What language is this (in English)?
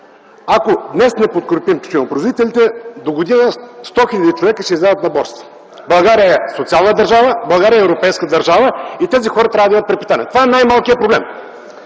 Bulgarian